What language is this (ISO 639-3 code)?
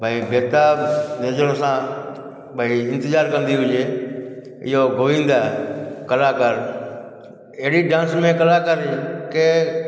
snd